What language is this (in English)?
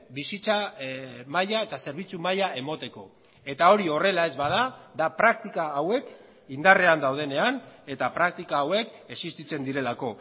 Basque